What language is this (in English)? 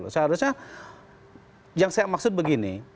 Indonesian